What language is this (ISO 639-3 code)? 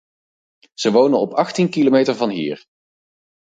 nld